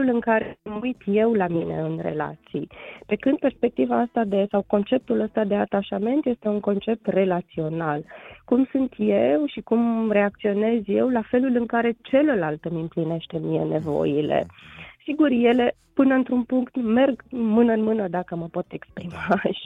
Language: Romanian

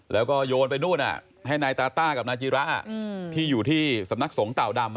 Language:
Thai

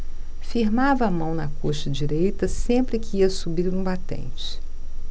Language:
Portuguese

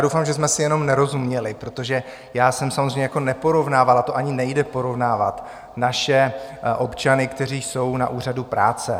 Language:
Czech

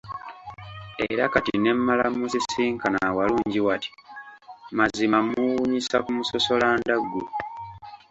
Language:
Ganda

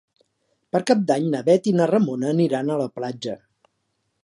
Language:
Catalan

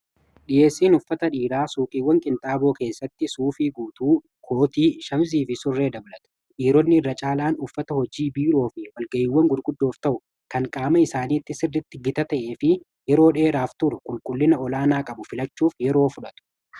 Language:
Oromo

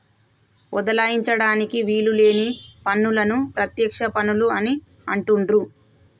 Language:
Telugu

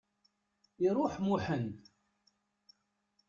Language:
Kabyle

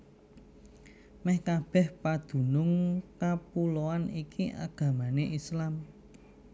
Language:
Javanese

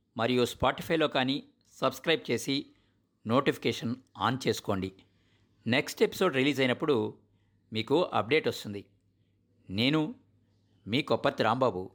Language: Telugu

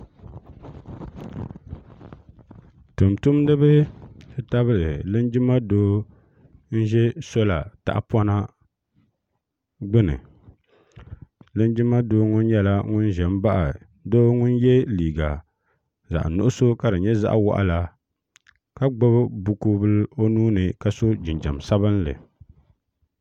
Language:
Dagbani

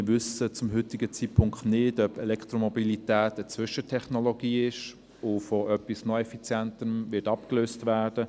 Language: Swiss German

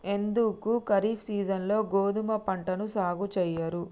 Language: Telugu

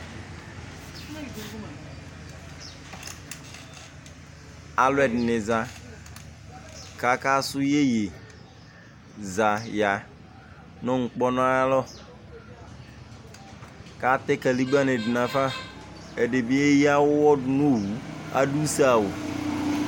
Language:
Ikposo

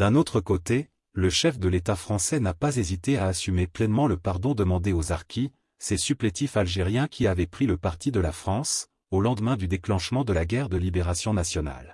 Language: French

